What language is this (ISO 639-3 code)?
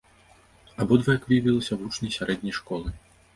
bel